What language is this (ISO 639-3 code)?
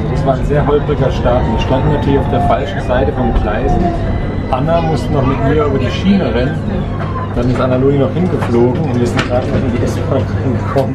deu